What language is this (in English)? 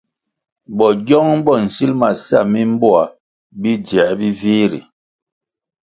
Kwasio